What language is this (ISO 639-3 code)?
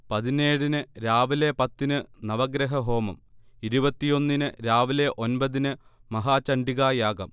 mal